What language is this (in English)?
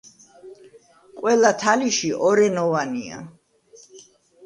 Georgian